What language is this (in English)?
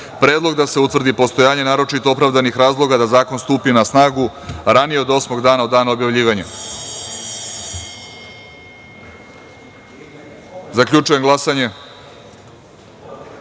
Serbian